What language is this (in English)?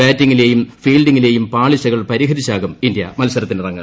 Malayalam